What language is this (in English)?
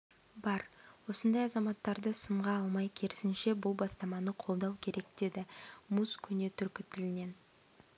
Kazakh